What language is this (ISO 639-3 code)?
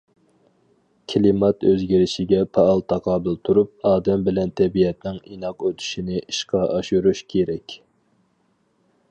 uig